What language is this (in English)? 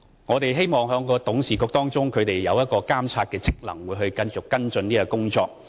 Cantonese